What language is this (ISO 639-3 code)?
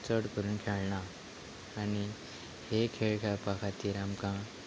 kok